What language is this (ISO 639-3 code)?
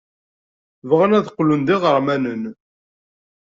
kab